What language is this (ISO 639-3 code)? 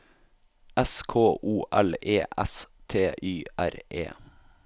nor